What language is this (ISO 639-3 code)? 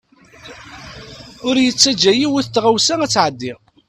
kab